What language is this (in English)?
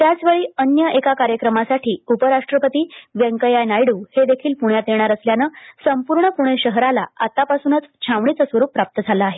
Marathi